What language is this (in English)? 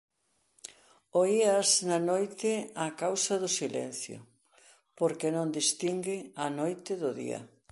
Galician